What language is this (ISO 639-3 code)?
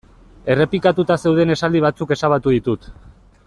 eus